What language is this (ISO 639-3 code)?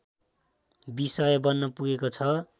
nep